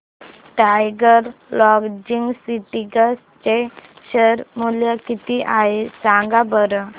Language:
Marathi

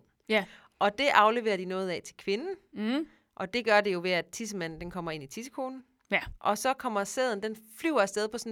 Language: Danish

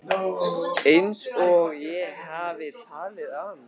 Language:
Icelandic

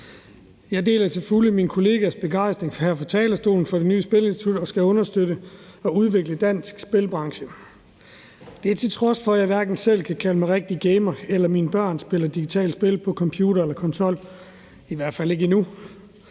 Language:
Danish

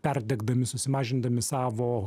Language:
Lithuanian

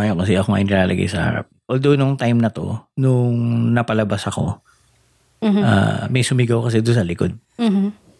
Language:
Filipino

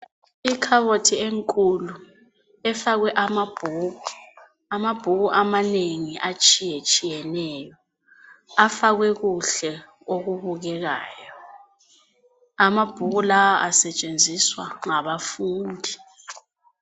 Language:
North Ndebele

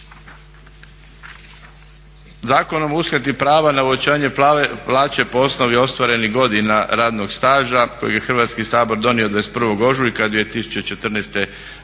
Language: Croatian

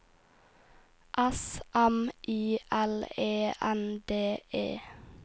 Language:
Norwegian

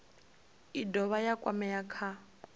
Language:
Venda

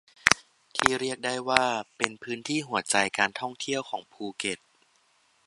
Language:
Thai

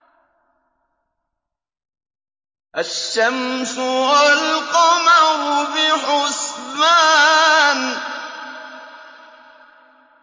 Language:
Arabic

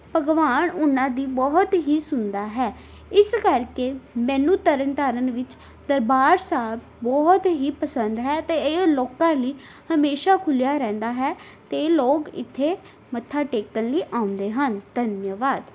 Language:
Punjabi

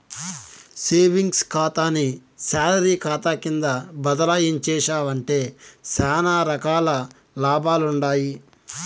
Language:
Telugu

